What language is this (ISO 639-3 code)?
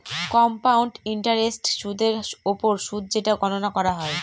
ben